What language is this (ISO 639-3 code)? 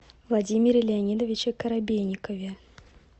rus